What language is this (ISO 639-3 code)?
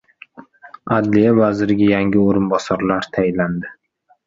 uzb